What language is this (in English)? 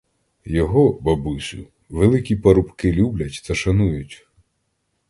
Ukrainian